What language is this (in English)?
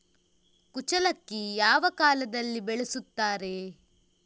Kannada